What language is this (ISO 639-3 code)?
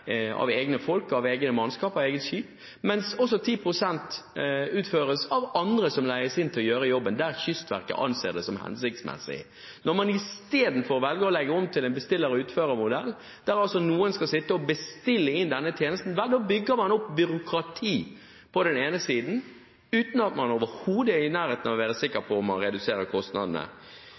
nob